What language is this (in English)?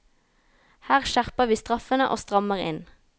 Norwegian